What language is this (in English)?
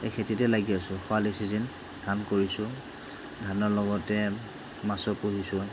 Assamese